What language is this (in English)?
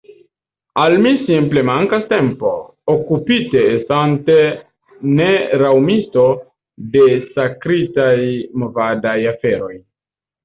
Esperanto